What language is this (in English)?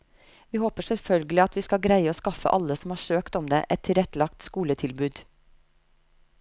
Norwegian